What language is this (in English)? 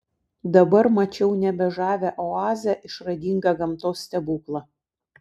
Lithuanian